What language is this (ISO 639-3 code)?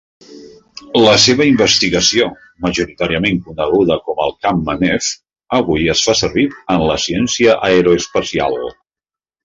cat